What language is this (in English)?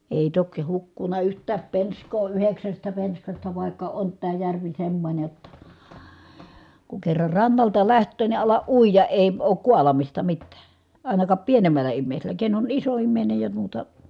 Finnish